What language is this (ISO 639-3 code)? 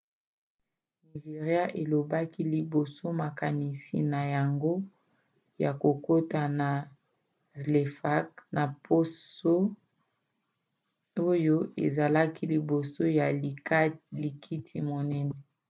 lin